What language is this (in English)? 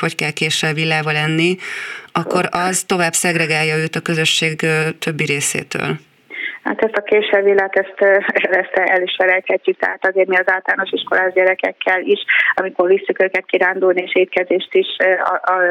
Hungarian